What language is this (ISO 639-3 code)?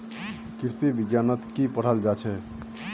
mag